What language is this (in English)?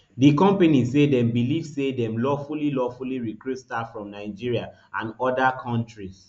Nigerian Pidgin